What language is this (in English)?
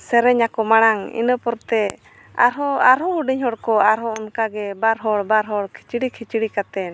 Santali